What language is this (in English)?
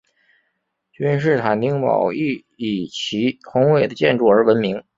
Chinese